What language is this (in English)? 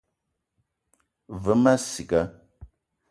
Eton (Cameroon)